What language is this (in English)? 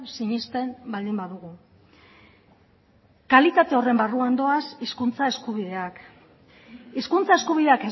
Basque